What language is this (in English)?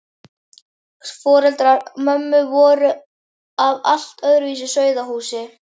Icelandic